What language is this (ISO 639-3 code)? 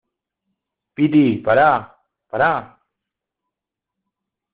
spa